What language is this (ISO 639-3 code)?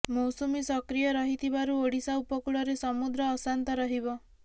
ori